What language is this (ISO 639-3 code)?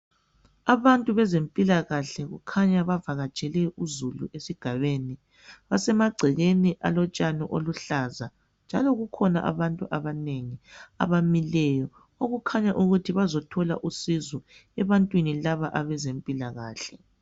nde